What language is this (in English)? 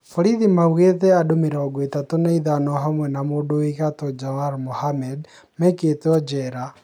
Kikuyu